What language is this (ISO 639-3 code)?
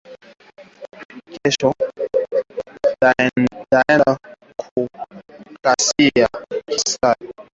swa